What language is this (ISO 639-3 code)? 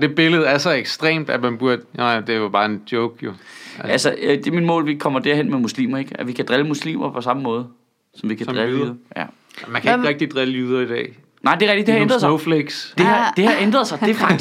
dan